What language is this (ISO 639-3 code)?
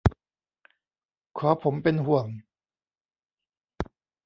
tha